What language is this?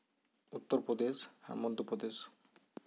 Santali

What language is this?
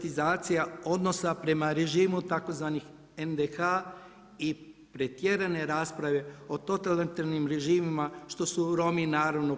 Croatian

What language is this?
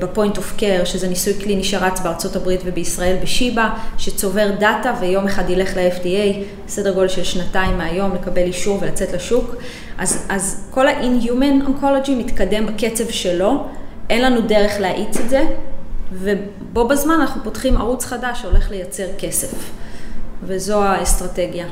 Hebrew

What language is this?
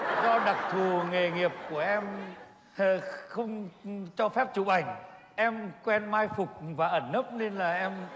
Vietnamese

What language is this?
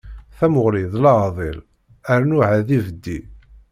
Kabyle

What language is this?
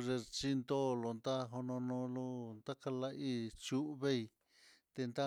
Mitlatongo Mixtec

